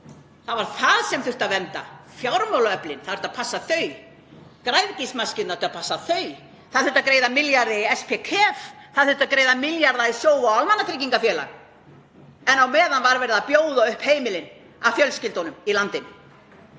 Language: Icelandic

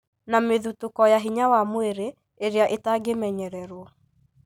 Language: Kikuyu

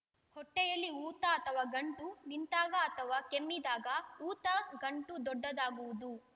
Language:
Kannada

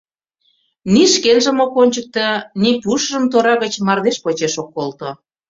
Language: Mari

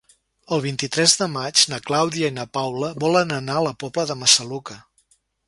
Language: Catalan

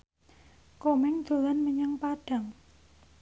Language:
Javanese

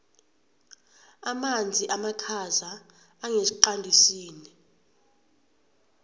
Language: South Ndebele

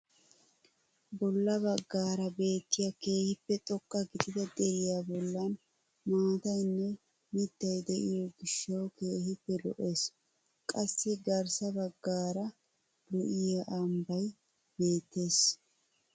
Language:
Wolaytta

